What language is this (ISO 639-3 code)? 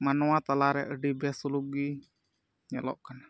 sat